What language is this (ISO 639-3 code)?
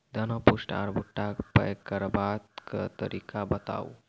mai